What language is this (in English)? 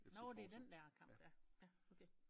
Danish